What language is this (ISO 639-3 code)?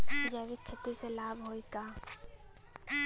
bho